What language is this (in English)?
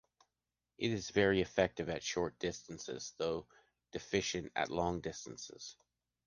English